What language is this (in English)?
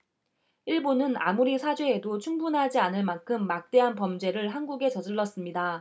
Korean